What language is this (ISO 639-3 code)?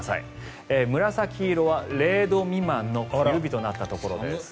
jpn